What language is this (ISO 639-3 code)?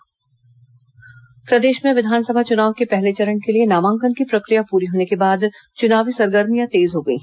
hin